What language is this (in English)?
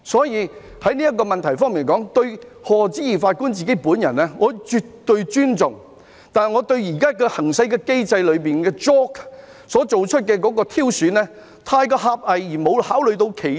Cantonese